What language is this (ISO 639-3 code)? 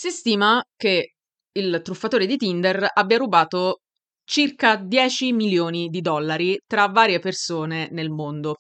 ita